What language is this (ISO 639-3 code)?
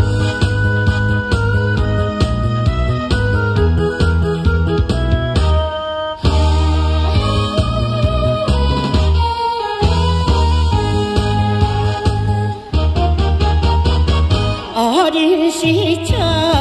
kor